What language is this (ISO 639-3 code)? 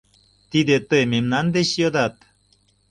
chm